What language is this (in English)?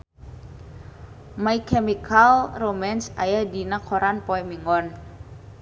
Sundanese